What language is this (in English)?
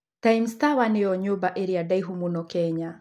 Kikuyu